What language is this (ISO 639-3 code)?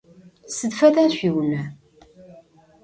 ady